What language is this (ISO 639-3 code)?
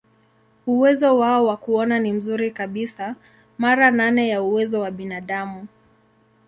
swa